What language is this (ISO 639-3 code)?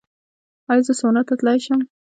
pus